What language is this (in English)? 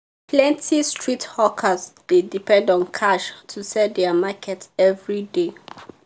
Nigerian Pidgin